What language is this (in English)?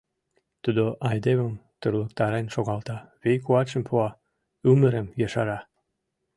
Mari